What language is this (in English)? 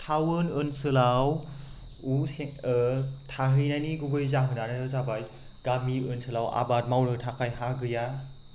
Bodo